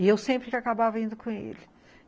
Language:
Portuguese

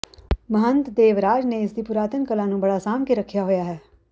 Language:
Punjabi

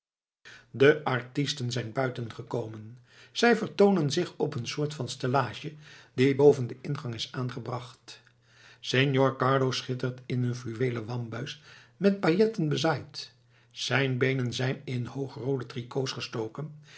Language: Dutch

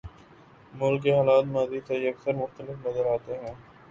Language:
Urdu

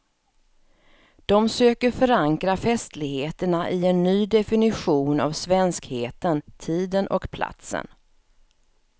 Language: Swedish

